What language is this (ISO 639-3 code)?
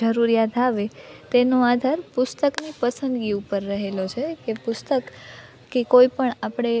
guj